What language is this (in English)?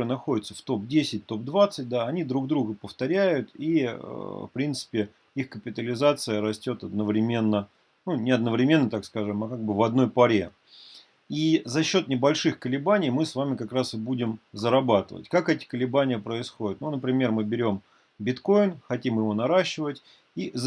Russian